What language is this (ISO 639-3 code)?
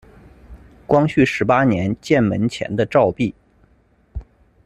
zho